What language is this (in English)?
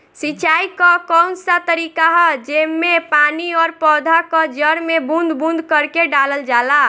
Bhojpuri